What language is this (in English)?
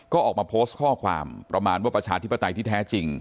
Thai